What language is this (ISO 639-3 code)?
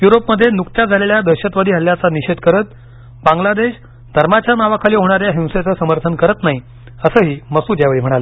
mar